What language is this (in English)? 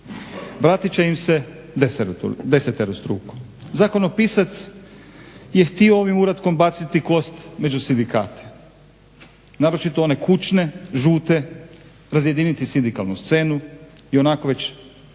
Croatian